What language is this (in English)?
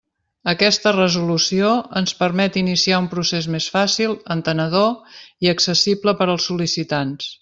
Catalan